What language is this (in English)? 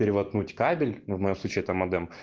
Russian